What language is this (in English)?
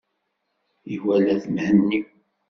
Kabyle